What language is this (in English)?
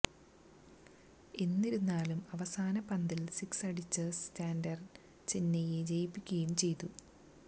Malayalam